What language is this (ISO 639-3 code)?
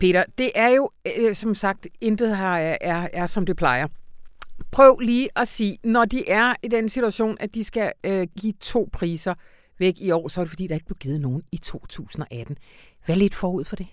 dan